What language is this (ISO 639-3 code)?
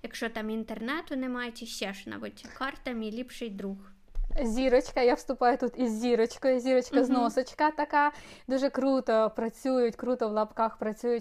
ukr